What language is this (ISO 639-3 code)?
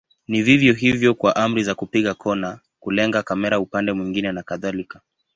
swa